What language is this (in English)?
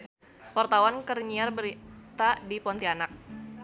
Sundanese